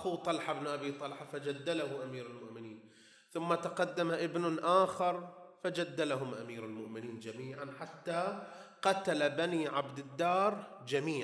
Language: Arabic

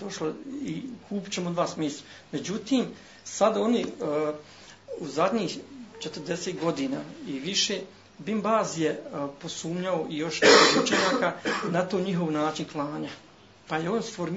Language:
Croatian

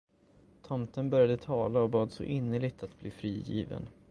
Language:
Swedish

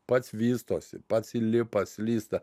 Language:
Lithuanian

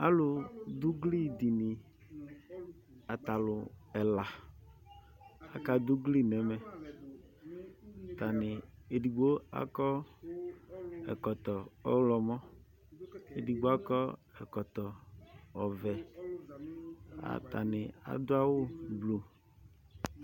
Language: Ikposo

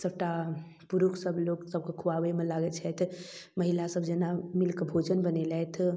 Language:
Maithili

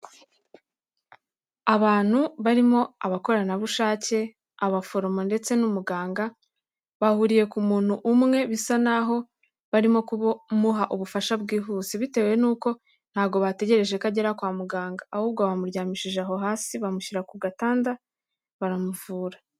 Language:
Kinyarwanda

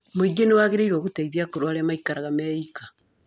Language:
Kikuyu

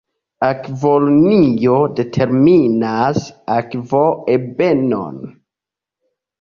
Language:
Esperanto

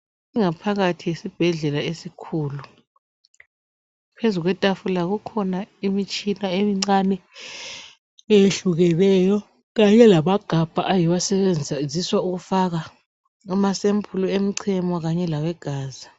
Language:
North Ndebele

